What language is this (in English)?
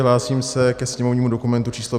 Czech